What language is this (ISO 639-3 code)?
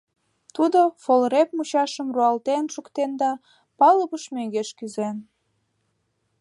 chm